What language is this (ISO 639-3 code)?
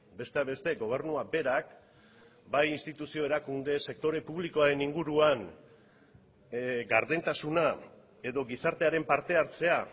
eus